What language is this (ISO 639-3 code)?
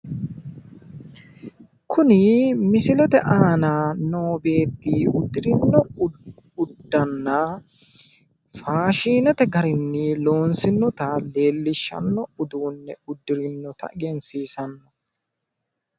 sid